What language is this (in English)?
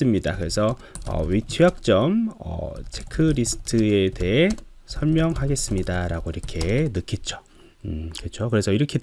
Korean